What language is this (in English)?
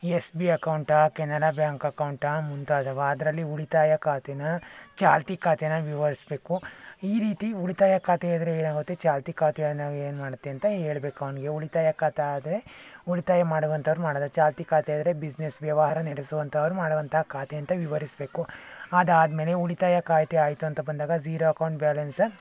Kannada